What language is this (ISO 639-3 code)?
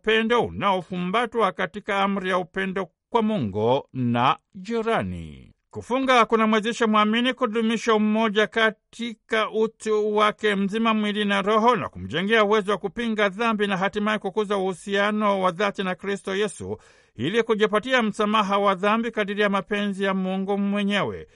swa